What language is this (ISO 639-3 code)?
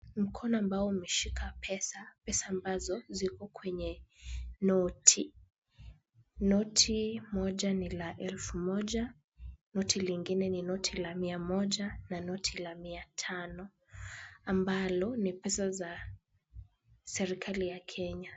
swa